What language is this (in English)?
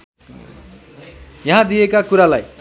Nepali